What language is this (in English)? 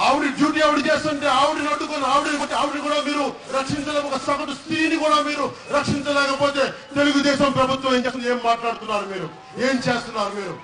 Telugu